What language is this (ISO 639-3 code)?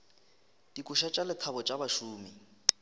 nso